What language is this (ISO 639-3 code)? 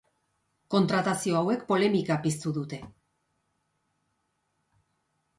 eus